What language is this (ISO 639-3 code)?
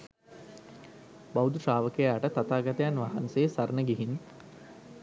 sin